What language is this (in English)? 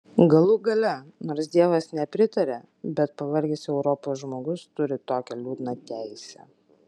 Lithuanian